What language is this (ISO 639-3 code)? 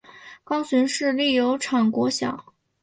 zho